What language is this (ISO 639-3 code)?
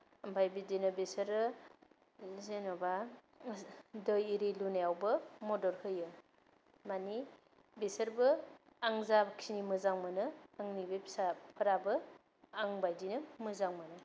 brx